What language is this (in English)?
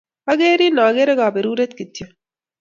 Kalenjin